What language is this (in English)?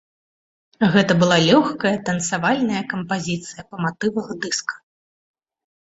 Belarusian